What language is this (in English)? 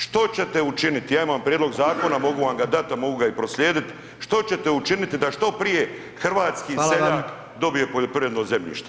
Croatian